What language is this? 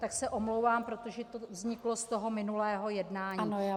Czech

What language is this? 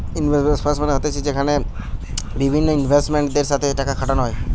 Bangla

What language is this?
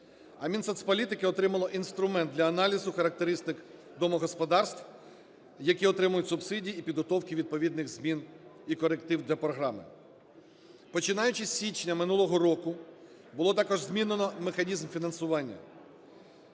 Ukrainian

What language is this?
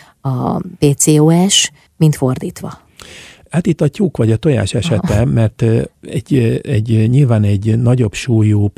Hungarian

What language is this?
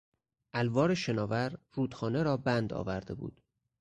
Persian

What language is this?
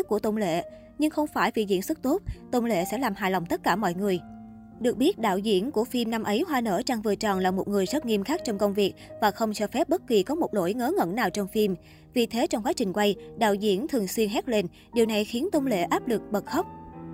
Vietnamese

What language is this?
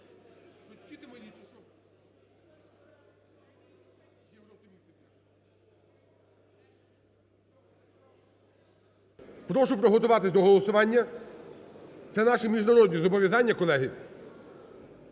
Ukrainian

